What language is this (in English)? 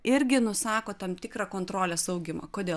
Lithuanian